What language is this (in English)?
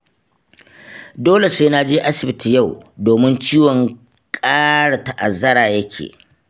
Hausa